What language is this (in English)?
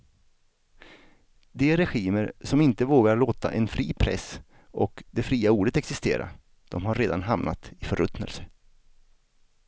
Swedish